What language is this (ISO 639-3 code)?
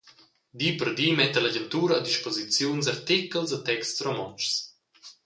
roh